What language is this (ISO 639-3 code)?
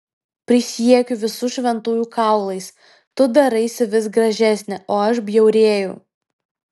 lit